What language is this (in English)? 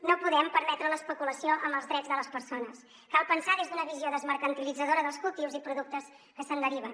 Catalan